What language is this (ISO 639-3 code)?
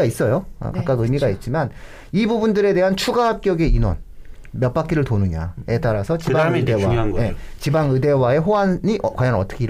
kor